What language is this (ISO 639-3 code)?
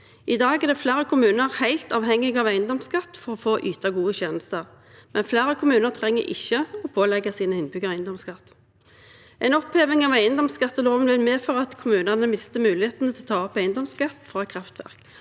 nor